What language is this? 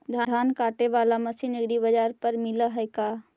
Magahi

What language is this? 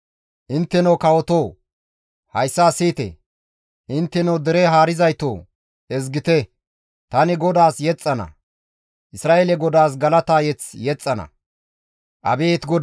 Gamo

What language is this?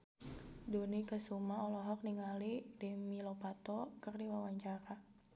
Sundanese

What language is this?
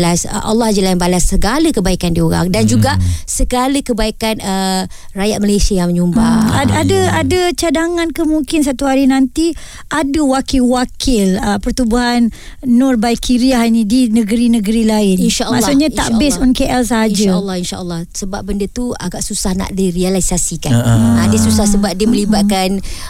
Malay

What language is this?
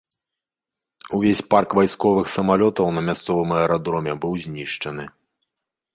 Belarusian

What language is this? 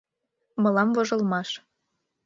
Mari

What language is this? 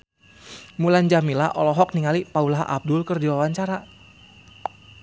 Sundanese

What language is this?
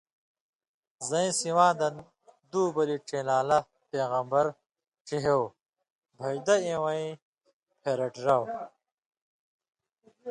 Indus Kohistani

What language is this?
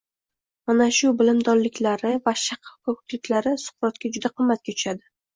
Uzbek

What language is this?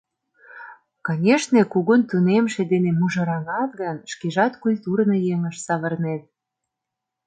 Mari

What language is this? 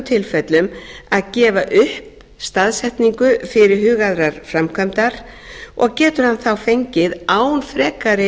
Icelandic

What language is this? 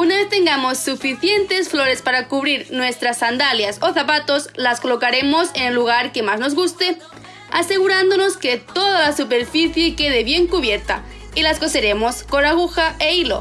Spanish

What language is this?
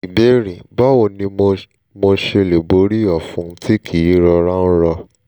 Yoruba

